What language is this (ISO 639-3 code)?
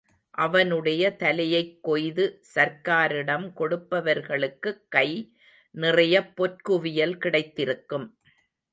tam